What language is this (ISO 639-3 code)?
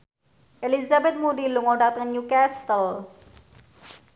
jav